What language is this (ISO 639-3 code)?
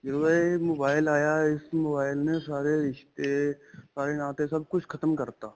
pan